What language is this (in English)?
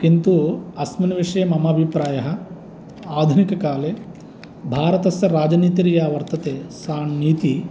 Sanskrit